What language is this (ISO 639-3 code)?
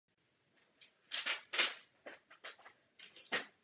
ces